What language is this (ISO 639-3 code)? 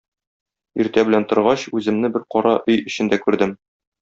tat